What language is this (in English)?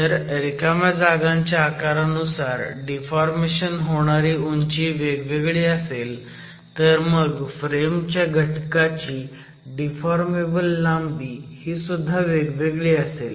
Marathi